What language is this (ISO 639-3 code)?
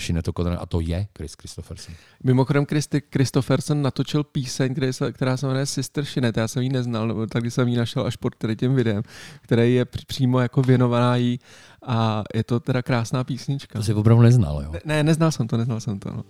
ces